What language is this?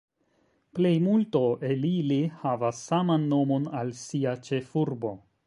Esperanto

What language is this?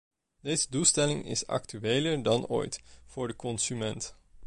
Dutch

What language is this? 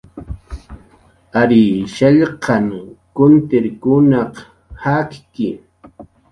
Jaqaru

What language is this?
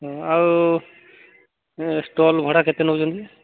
Odia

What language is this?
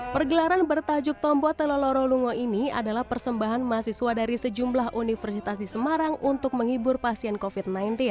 Indonesian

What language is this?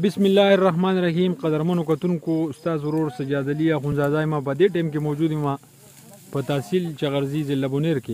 Romanian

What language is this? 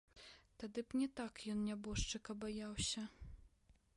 Belarusian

